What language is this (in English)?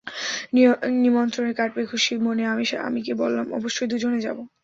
Bangla